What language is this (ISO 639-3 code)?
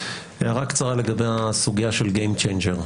heb